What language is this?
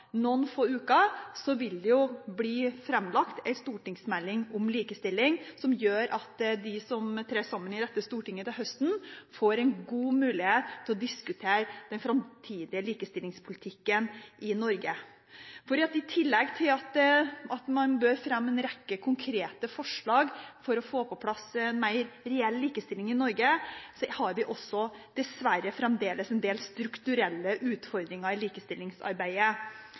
Norwegian Bokmål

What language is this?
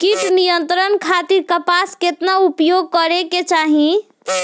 Bhojpuri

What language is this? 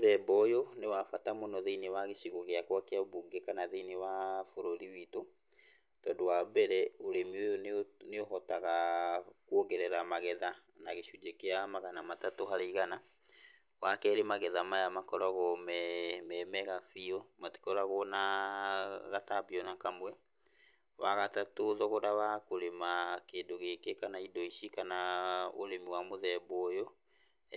Kikuyu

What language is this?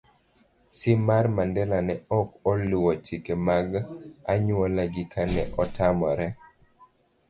Luo (Kenya and Tanzania)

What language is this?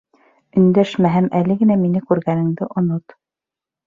Bashkir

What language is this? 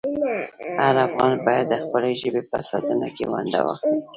Pashto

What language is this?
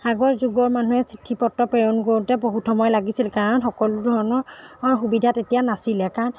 Assamese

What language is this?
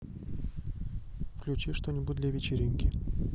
Russian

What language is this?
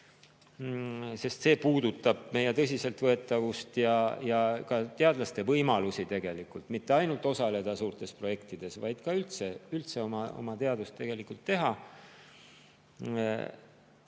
Estonian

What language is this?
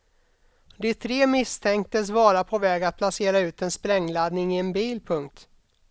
Swedish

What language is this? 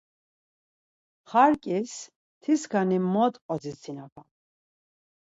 Laz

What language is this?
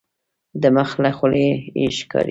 Pashto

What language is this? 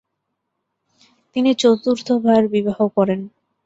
Bangla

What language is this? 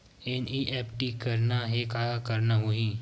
Chhattisgarhi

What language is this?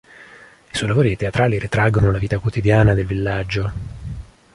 Italian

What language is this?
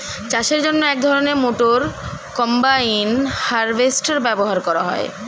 Bangla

